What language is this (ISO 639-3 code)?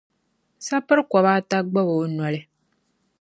dag